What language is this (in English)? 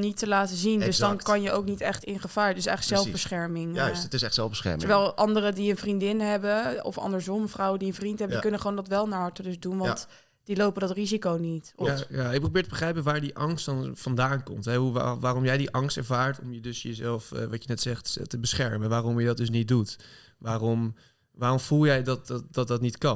Dutch